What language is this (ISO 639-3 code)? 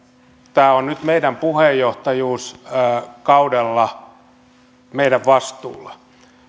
fin